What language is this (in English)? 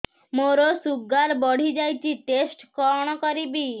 Odia